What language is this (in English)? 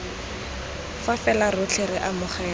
Tswana